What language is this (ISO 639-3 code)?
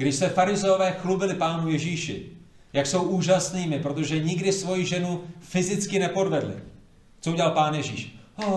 ces